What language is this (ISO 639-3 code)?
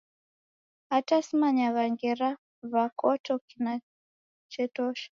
dav